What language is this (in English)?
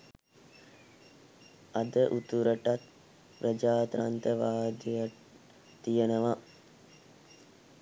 Sinhala